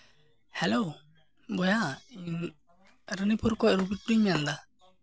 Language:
Santali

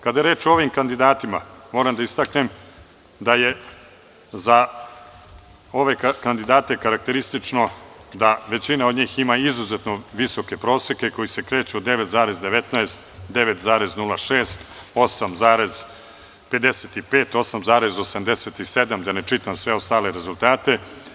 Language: Serbian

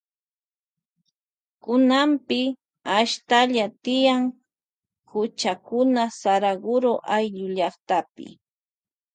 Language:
Loja Highland Quichua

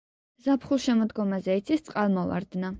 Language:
Georgian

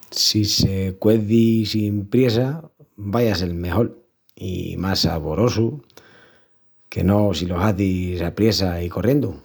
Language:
Extremaduran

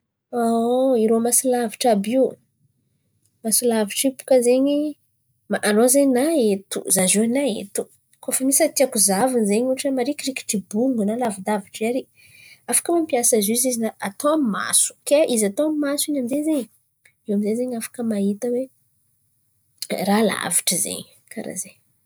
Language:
Antankarana Malagasy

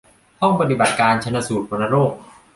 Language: Thai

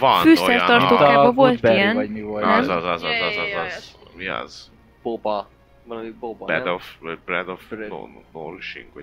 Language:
Hungarian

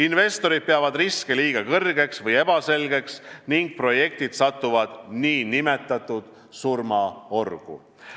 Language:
Estonian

